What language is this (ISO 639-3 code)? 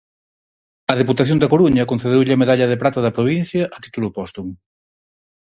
glg